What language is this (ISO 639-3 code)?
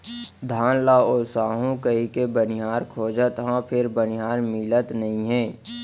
hne